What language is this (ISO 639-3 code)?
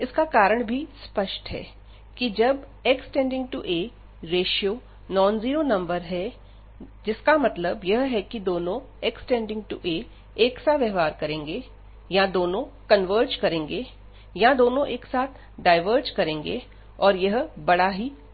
hin